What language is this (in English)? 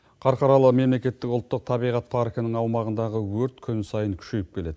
Kazakh